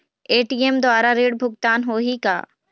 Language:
Chhattisgarhi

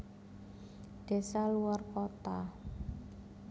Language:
Javanese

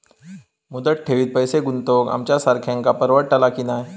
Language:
Marathi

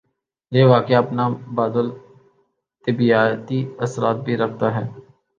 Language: Urdu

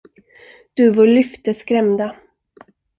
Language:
Swedish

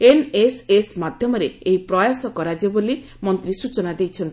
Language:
Odia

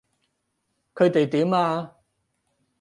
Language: Cantonese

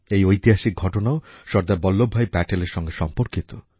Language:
Bangla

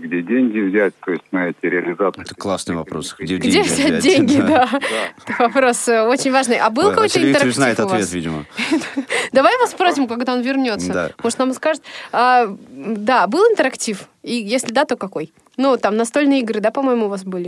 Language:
Russian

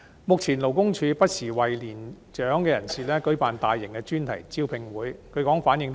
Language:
Cantonese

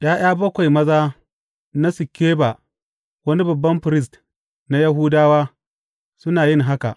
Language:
Hausa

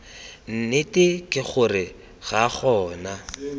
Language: Tswana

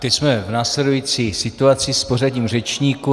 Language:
Czech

